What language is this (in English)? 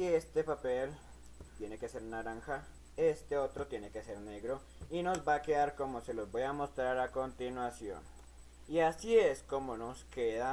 Spanish